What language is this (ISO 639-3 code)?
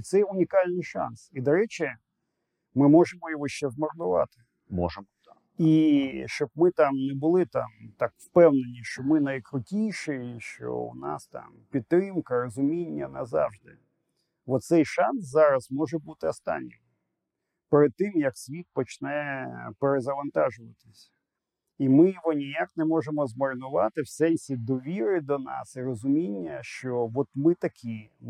ukr